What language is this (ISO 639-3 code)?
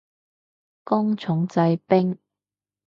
yue